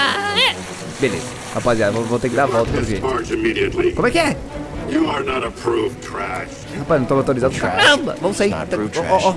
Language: Portuguese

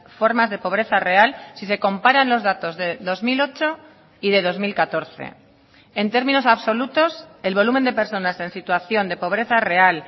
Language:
Spanish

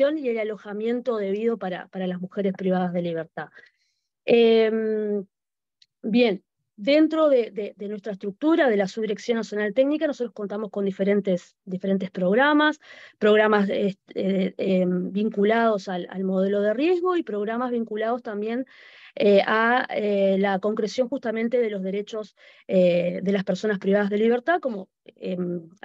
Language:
Spanish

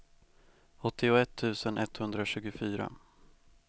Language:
Swedish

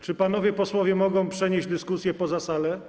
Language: Polish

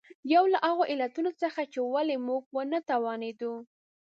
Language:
Pashto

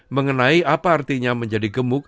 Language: Indonesian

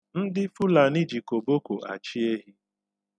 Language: Igbo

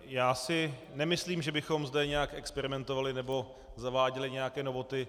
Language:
Czech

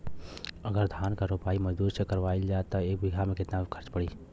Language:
Bhojpuri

